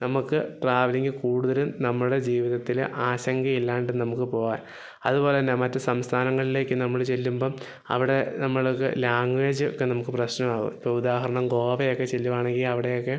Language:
Malayalam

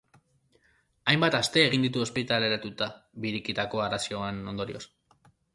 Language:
Basque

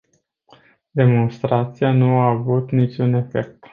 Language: Romanian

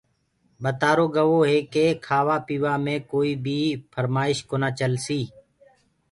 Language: Gurgula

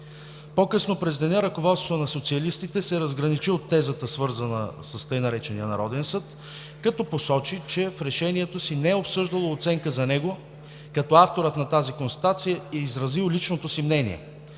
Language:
Bulgarian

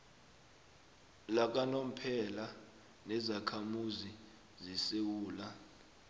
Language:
South Ndebele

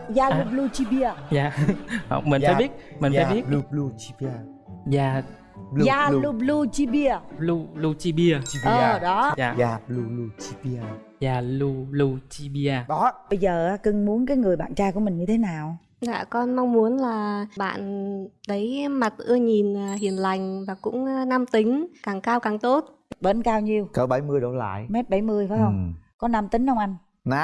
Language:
Vietnamese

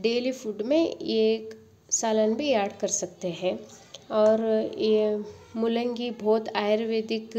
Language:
Hindi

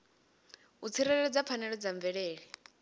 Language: Venda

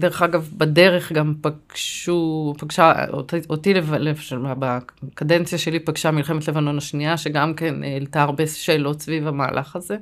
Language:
Hebrew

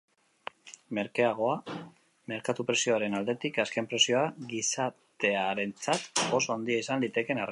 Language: Basque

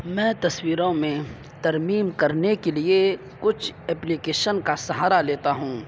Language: Urdu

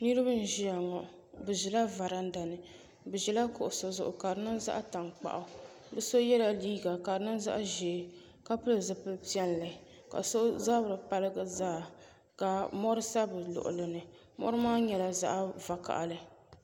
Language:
Dagbani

